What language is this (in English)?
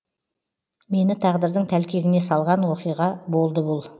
Kazakh